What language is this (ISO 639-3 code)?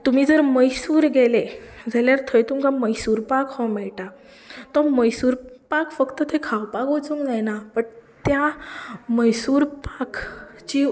kok